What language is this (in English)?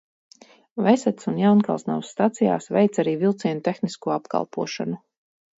Latvian